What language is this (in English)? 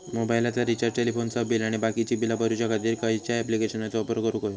Marathi